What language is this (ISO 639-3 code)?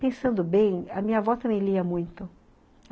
por